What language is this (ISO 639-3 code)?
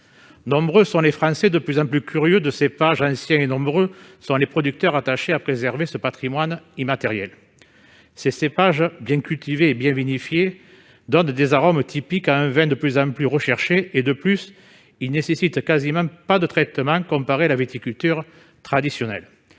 fra